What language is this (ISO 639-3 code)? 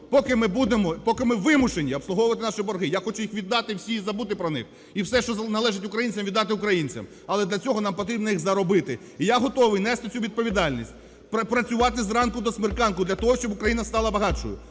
ukr